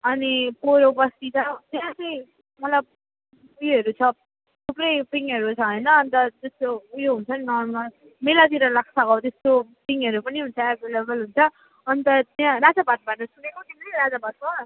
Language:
Nepali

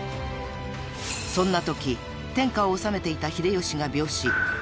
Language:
Japanese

